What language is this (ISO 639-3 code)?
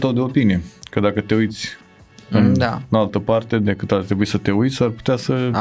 ron